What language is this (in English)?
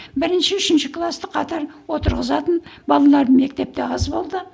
Kazakh